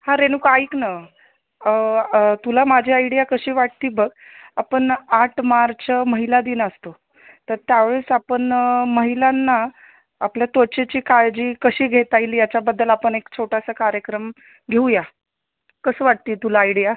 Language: Marathi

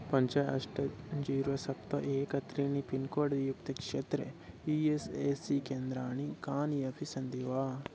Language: Sanskrit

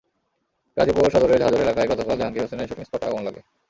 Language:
Bangla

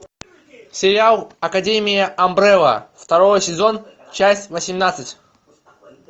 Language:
Russian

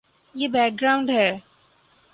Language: Urdu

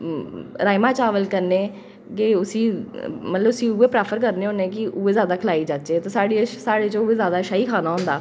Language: Dogri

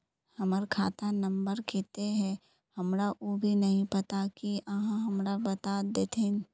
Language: Magahi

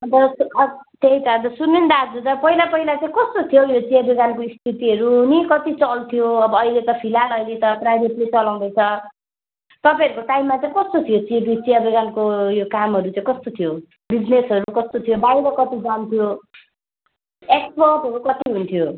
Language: Nepali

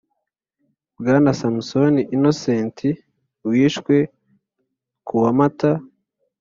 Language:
Kinyarwanda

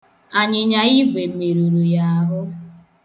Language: Igbo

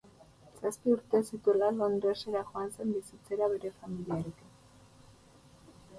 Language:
Basque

